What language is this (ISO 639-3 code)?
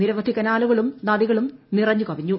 mal